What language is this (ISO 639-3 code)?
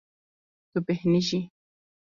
kur